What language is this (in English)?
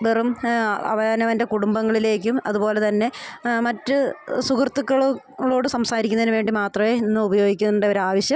Malayalam